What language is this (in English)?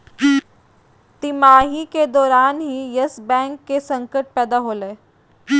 Magahi